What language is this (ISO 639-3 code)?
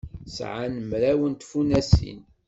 kab